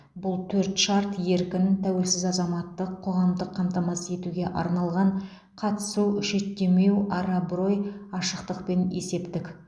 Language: Kazakh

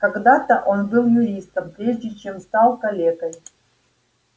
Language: Russian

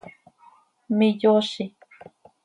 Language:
Seri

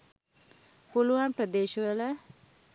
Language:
Sinhala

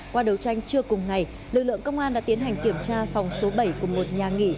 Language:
Vietnamese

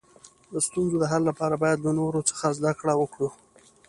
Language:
Pashto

